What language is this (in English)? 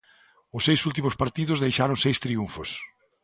Galician